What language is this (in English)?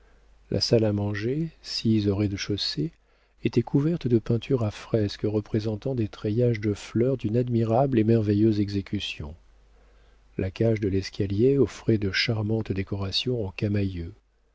French